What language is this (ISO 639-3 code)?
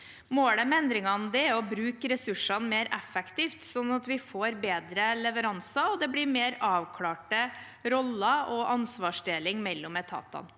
nor